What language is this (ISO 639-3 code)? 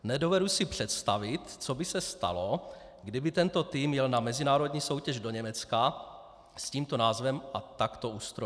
ces